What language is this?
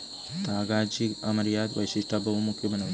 Marathi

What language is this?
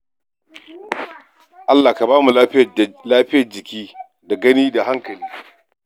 Hausa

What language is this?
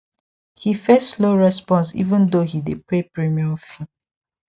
Nigerian Pidgin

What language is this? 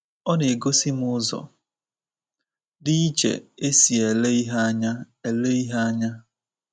Igbo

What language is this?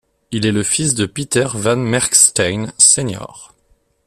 French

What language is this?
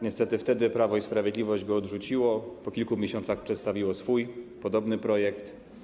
Polish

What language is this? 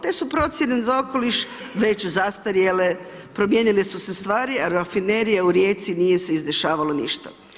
Croatian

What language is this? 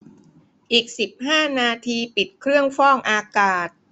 Thai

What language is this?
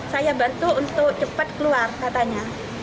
Indonesian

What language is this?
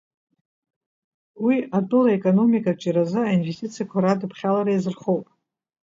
Abkhazian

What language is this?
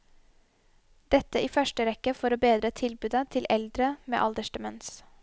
Norwegian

